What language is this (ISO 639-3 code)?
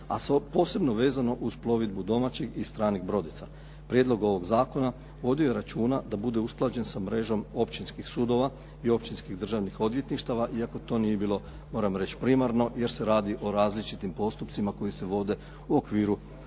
hrv